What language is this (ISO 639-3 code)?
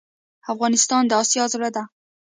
pus